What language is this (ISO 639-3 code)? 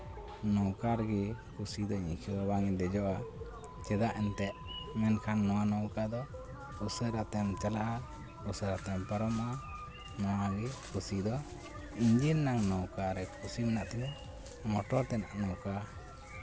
sat